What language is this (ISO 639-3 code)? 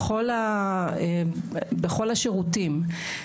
heb